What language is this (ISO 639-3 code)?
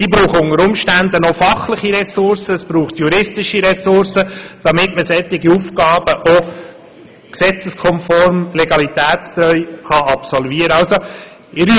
gsw